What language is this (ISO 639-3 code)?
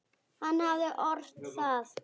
isl